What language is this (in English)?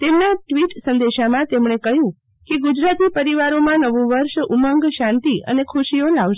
Gujarati